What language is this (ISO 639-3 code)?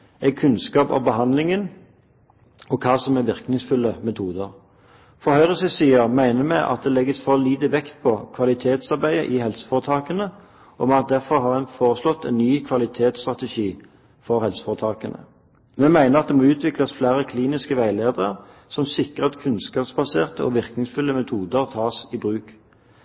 nob